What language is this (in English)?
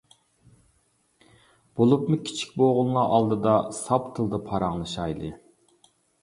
Uyghur